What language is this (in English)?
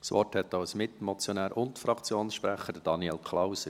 Swiss German